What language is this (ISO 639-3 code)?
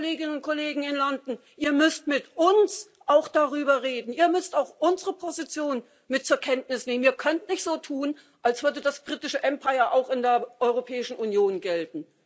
deu